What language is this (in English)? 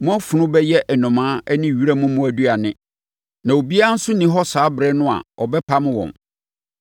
Akan